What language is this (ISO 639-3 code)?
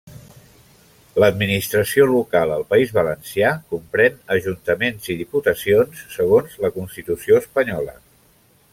cat